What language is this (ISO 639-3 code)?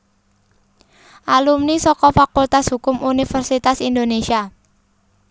jav